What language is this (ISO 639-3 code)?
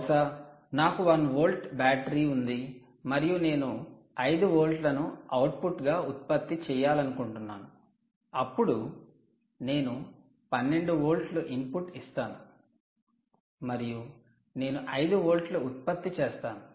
tel